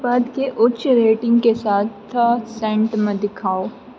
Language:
Maithili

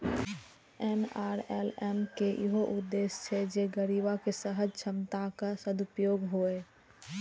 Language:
Maithili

